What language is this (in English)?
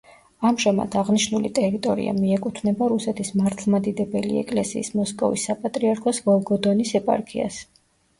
Georgian